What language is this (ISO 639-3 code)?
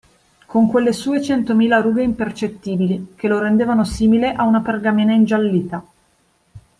ita